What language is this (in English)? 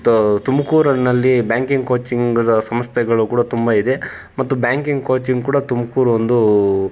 Kannada